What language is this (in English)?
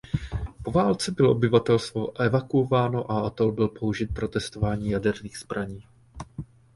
Czech